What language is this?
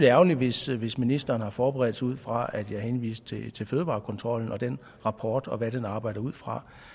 Danish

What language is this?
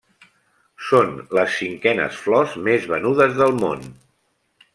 Catalan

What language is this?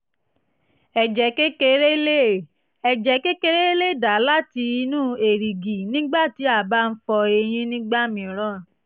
Yoruba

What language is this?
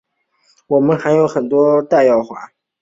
Chinese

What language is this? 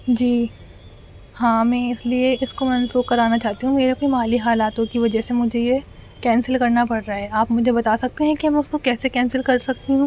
Urdu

